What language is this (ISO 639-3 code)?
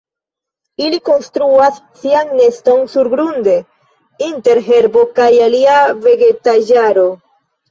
epo